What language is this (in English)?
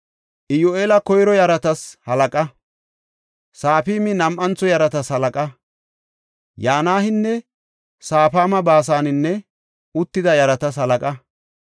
Gofa